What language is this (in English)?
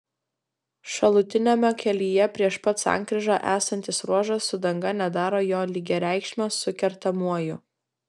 Lithuanian